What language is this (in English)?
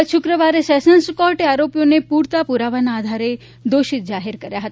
Gujarati